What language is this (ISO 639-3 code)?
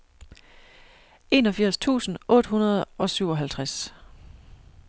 dan